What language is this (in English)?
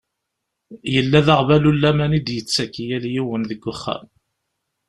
Kabyle